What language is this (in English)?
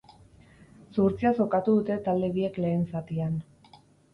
Basque